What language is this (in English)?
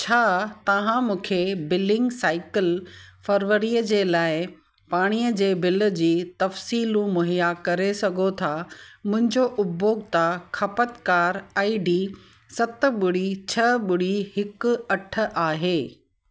Sindhi